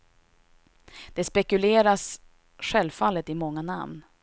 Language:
Swedish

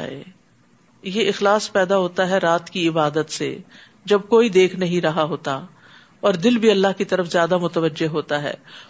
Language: Urdu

